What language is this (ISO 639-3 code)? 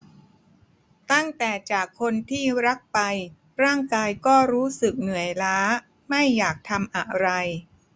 tha